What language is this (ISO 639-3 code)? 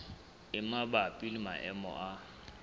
sot